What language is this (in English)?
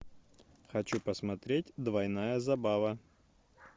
Russian